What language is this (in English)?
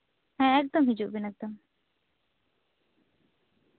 Santali